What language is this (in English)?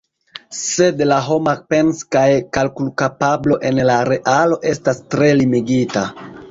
Esperanto